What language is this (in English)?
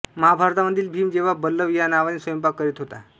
Marathi